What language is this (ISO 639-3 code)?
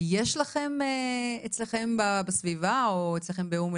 heb